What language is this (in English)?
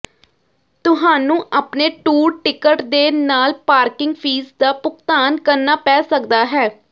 Punjabi